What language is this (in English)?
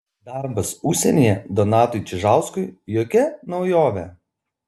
Lithuanian